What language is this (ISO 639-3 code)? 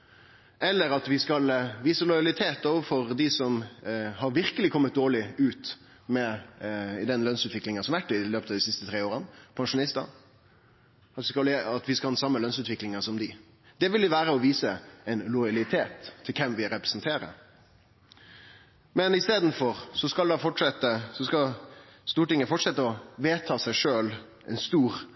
nno